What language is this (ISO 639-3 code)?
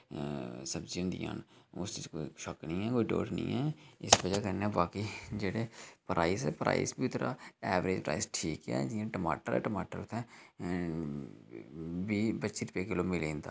doi